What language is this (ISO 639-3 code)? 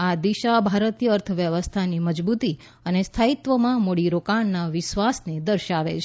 guj